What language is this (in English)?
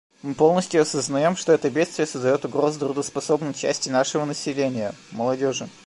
Russian